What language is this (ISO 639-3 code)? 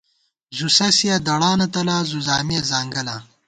gwt